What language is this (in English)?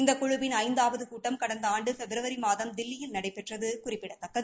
Tamil